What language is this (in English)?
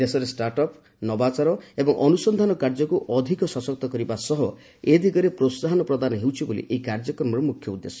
Odia